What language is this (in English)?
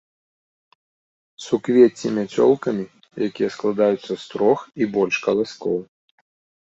Belarusian